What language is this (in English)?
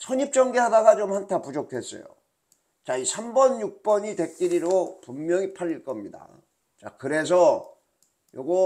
Korean